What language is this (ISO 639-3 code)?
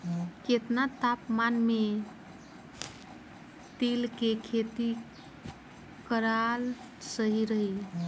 bho